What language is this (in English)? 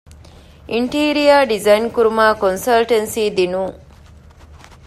Divehi